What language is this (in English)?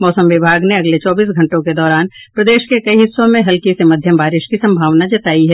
Hindi